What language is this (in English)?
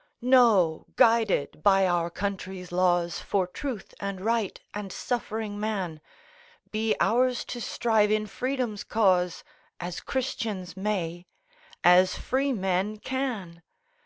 English